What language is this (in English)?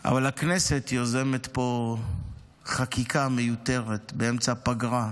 Hebrew